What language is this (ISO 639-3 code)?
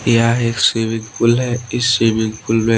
hin